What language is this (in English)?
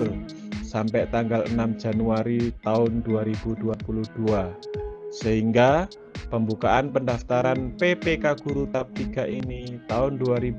Indonesian